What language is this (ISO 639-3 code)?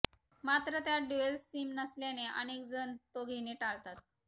mar